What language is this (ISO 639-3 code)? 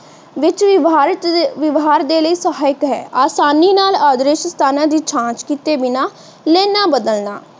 pan